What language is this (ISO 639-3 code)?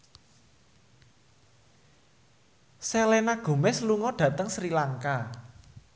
jav